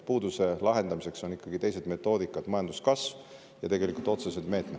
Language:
Estonian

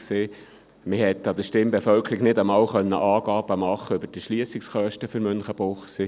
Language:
Swiss German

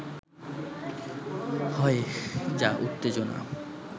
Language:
Bangla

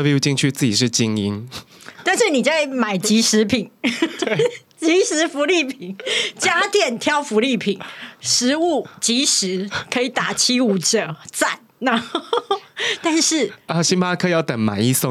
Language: Chinese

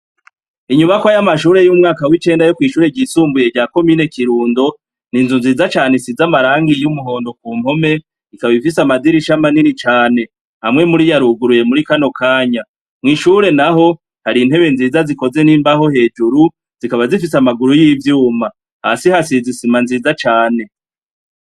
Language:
Rundi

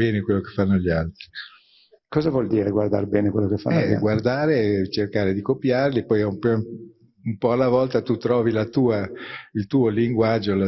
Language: Italian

